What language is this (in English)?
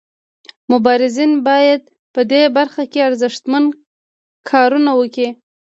Pashto